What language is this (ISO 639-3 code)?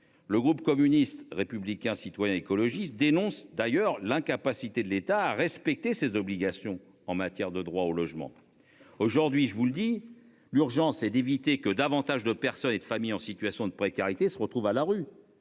fra